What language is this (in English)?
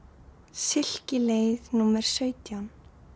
Icelandic